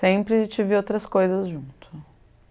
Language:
Portuguese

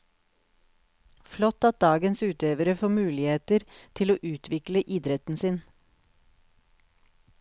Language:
Norwegian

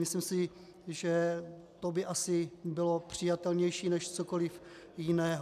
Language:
Czech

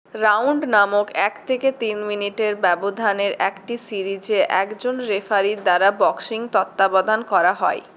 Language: Bangla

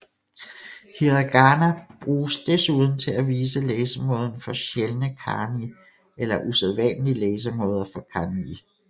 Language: Danish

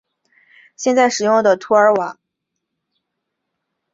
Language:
Chinese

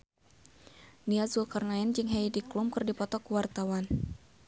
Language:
Sundanese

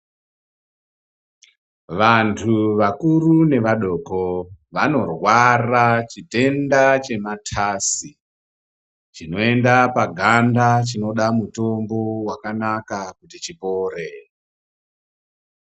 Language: Ndau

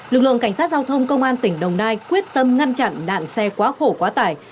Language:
Vietnamese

